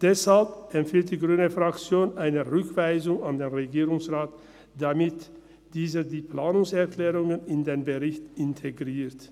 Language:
Swiss German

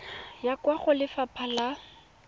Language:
Tswana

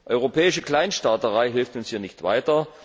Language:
German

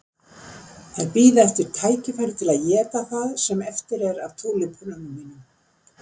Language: Icelandic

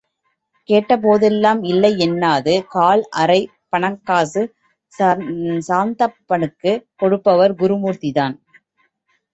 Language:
Tamil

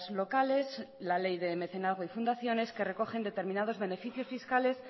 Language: Spanish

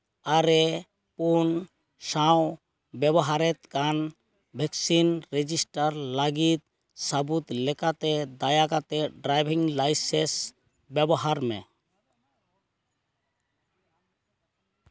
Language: Santali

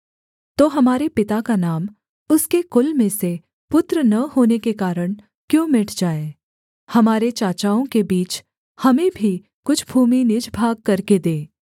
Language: Hindi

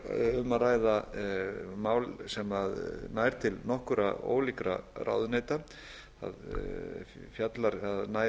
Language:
Icelandic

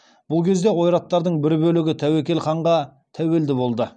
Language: Kazakh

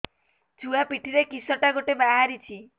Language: Odia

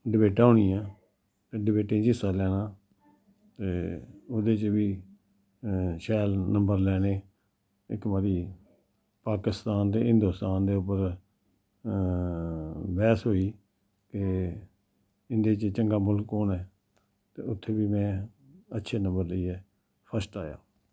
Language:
Dogri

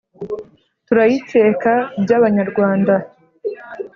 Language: Kinyarwanda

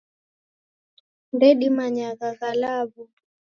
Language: Taita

